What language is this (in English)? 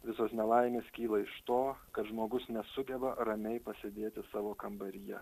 Lithuanian